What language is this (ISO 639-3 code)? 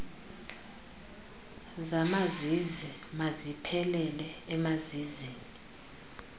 xho